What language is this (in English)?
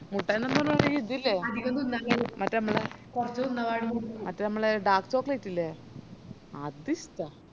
Malayalam